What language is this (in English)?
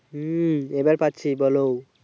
Bangla